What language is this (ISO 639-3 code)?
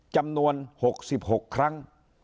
tha